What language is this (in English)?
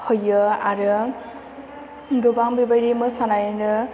Bodo